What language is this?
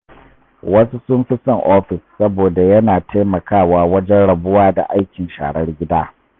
Hausa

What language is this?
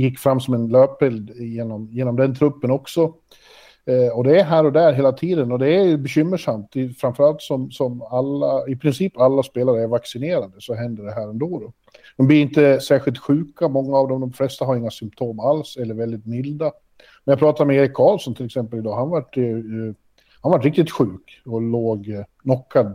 Swedish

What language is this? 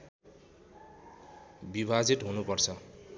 Nepali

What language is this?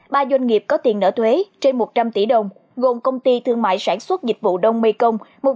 Vietnamese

